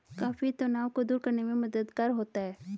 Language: Hindi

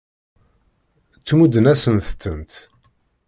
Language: Kabyle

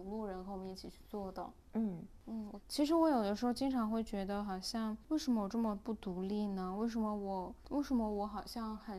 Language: Chinese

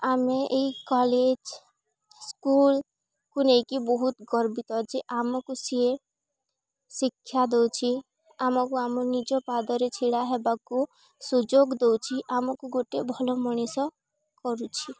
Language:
Odia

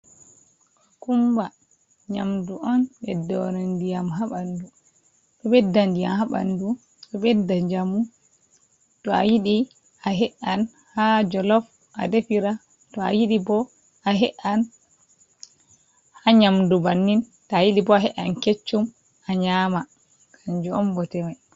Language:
Fula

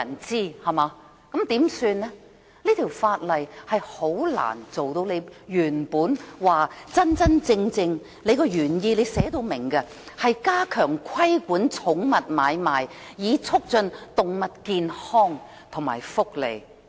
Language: Cantonese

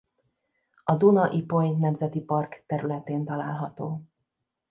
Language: Hungarian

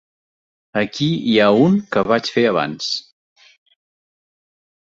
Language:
Catalan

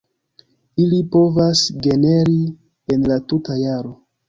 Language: Esperanto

